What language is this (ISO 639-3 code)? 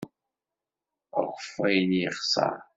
kab